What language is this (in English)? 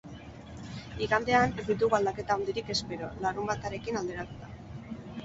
Basque